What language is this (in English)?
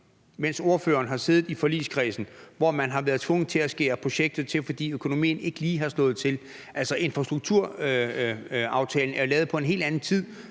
Danish